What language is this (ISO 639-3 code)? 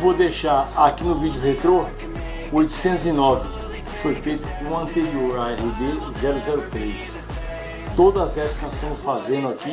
por